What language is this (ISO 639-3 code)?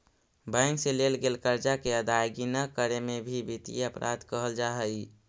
mag